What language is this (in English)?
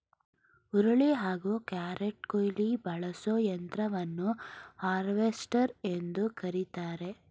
Kannada